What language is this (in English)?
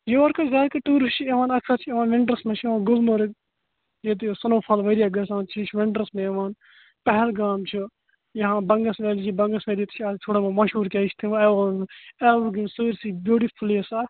Kashmiri